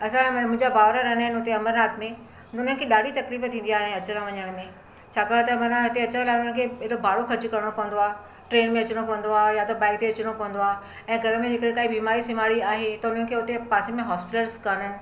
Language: Sindhi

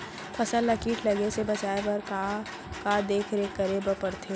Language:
Chhattisgarhi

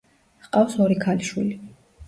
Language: Georgian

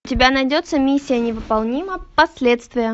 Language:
Russian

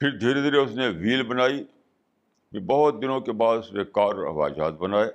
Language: Urdu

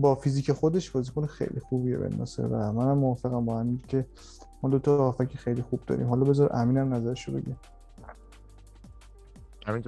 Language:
Persian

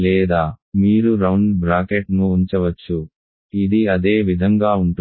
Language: Telugu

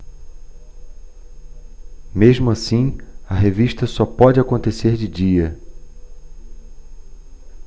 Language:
Portuguese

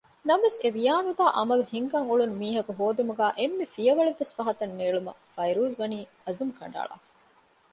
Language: Divehi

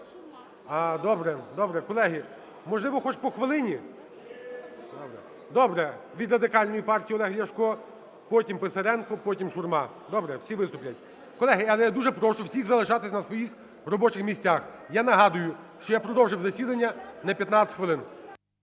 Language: Ukrainian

